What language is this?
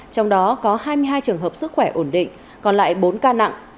Vietnamese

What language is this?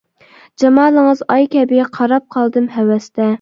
Uyghur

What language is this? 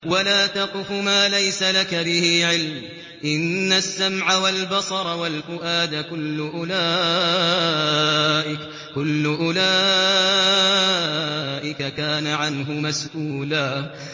Arabic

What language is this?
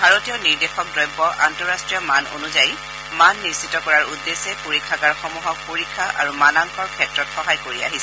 Assamese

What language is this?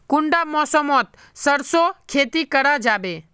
Magahi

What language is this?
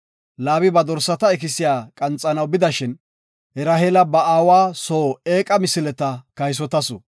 Gofa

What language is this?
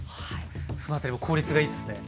Japanese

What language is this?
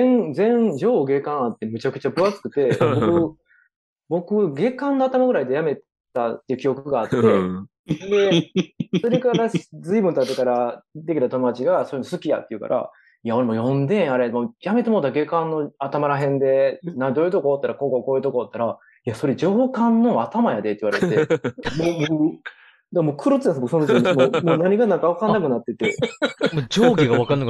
Japanese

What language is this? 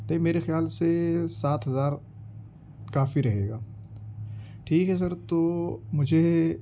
Urdu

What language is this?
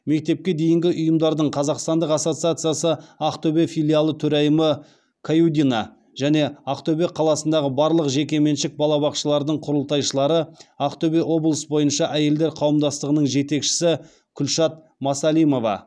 Kazakh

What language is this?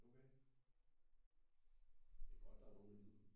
Danish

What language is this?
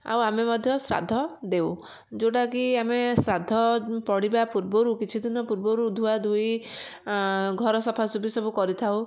Odia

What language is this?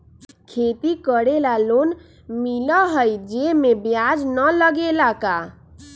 Magahi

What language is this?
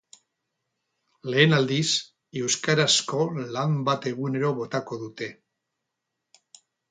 Basque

